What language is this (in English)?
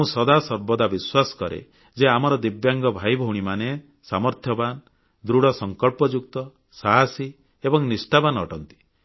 Odia